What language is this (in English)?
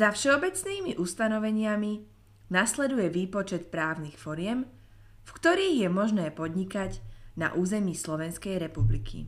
Slovak